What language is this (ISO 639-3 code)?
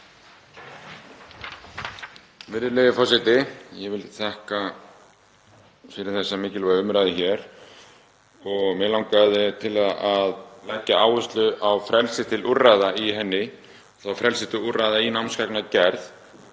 isl